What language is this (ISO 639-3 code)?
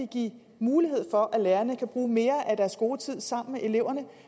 dan